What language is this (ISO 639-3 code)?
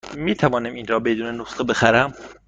fas